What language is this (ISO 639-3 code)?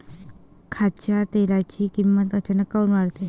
mar